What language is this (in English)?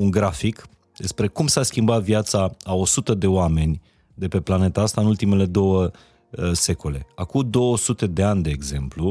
Romanian